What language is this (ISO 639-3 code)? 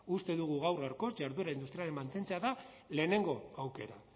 eus